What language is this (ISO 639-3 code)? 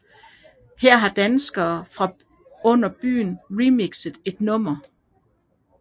dan